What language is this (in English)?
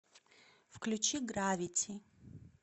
Russian